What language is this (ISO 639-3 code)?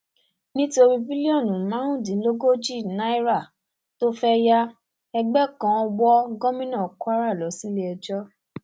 yor